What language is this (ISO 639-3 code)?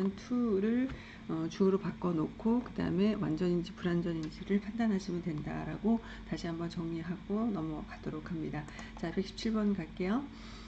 kor